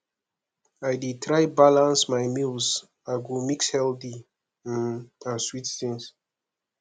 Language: Nigerian Pidgin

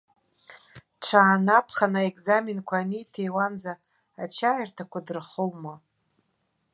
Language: Abkhazian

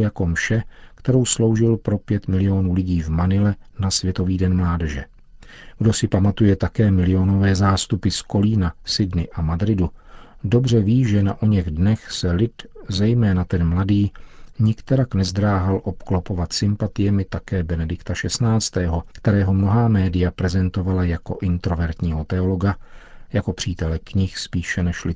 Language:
Czech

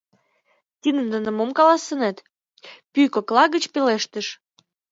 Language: Mari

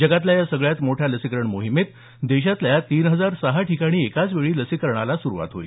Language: Marathi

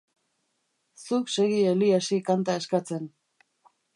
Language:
Basque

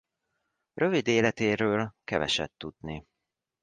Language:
Hungarian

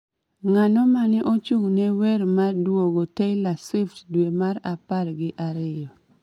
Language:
Luo (Kenya and Tanzania)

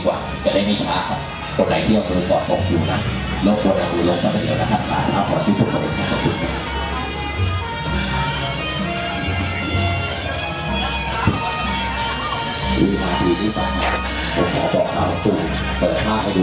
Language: Thai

